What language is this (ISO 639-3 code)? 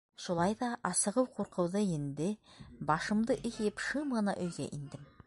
bak